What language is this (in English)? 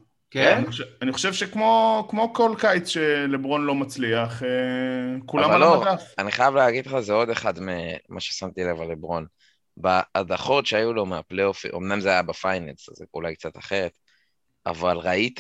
Hebrew